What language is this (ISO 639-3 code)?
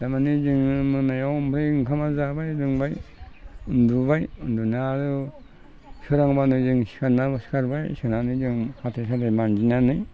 brx